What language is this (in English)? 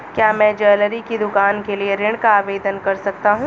Hindi